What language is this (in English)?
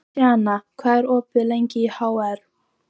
Icelandic